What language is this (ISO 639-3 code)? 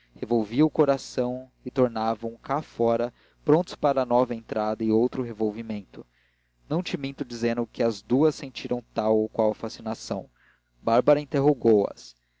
por